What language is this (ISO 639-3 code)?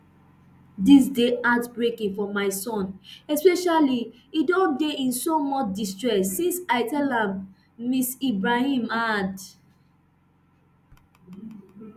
pcm